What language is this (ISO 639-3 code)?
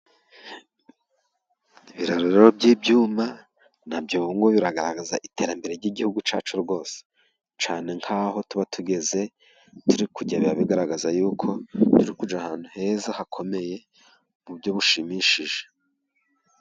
kin